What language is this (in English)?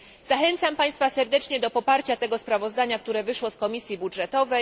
Polish